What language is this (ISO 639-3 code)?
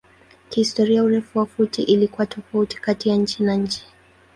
swa